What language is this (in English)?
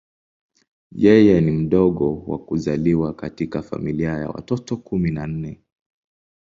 Swahili